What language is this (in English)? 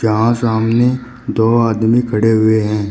Hindi